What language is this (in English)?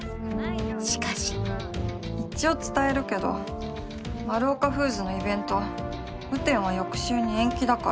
Japanese